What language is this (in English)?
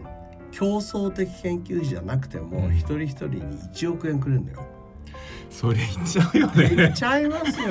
Japanese